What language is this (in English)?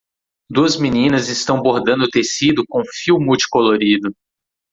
Portuguese